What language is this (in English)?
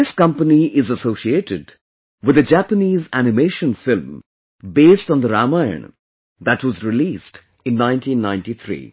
English